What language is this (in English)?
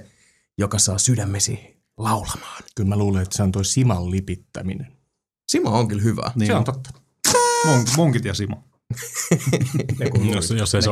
Finnish